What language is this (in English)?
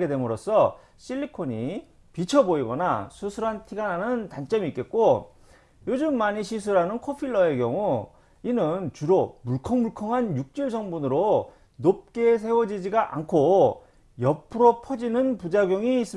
Korean